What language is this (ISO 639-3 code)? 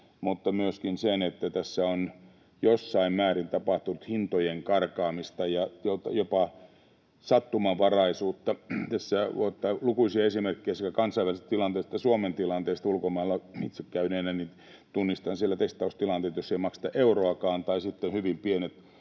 fin